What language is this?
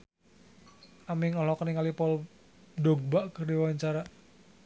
Sundanese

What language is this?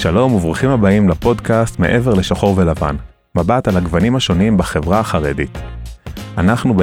Hebrew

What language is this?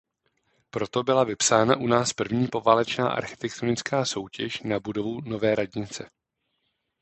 Czech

